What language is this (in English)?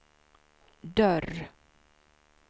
Swedish